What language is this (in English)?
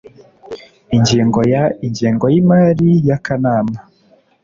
Kinyarwanda